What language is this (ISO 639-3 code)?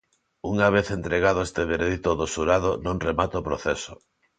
glg